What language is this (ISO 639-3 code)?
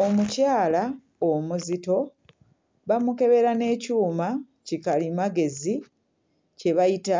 lug